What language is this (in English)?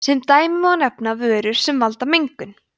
Icelandic